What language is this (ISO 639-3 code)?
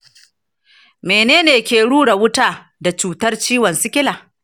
hau